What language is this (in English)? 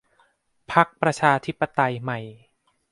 Thai